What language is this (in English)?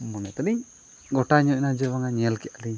Santali